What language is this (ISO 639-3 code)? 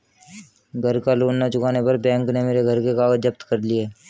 hin